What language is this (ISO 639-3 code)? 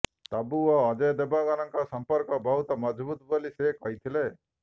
ori